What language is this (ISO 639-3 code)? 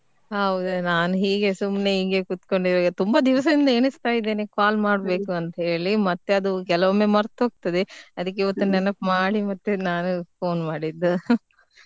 kan